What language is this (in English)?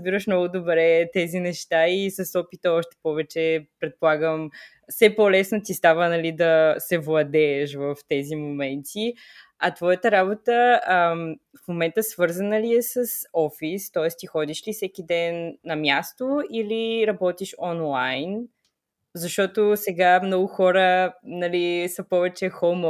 Bulgarian